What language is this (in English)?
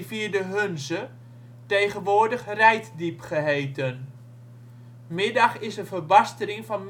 Dutch